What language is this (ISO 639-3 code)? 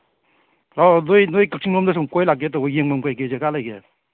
mni